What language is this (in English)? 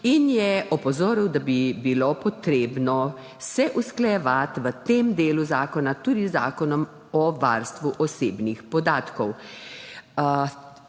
Slovenian